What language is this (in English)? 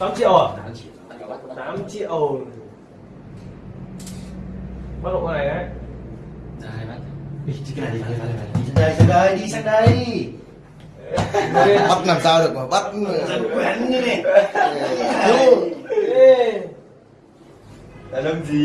Vietnamese